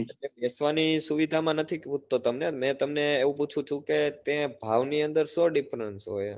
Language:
Gujarati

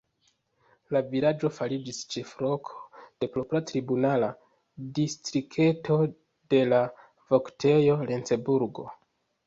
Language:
Esperanto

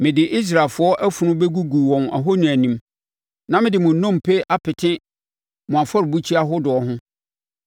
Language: Akan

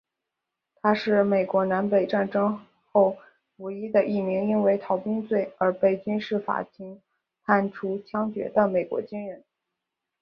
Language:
Chinese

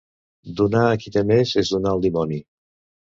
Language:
Catalan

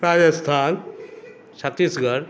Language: Maithili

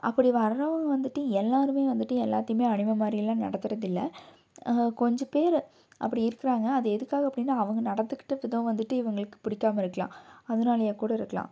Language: Tamil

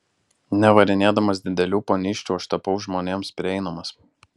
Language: Lithuanian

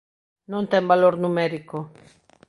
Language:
Galician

